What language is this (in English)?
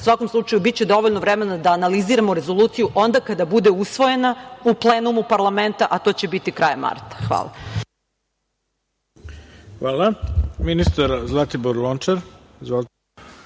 Serbian